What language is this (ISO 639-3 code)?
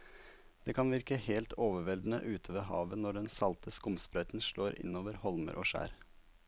nor